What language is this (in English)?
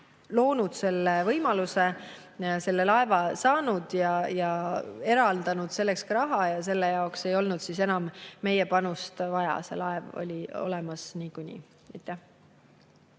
Estonian